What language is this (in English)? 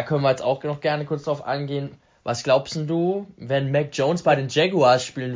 German